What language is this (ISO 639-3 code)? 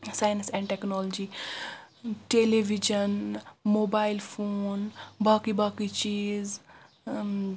kas